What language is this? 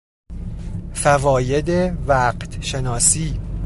Persian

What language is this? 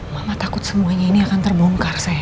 Indonesian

